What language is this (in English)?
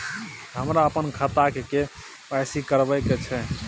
Maithili